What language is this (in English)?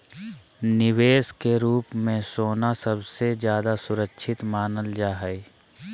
Magahi